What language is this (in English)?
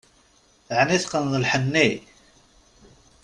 Kabyle